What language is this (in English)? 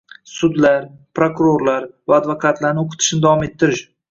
Uzbek